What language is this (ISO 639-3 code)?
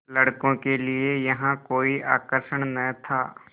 hin